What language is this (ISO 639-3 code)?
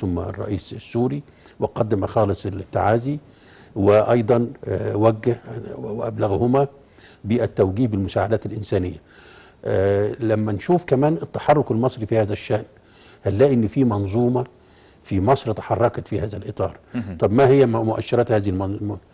ara